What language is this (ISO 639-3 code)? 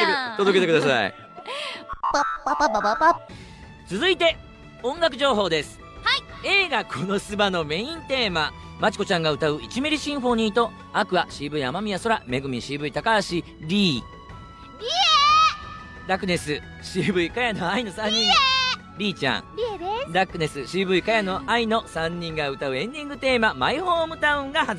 jpn